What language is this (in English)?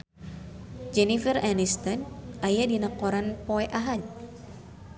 Sundanese